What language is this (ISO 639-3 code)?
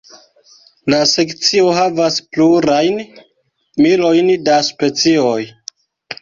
epo